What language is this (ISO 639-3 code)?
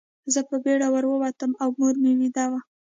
pus